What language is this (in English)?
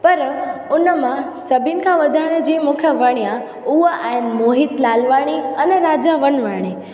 Sindhi